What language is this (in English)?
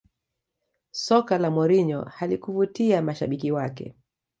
Swahili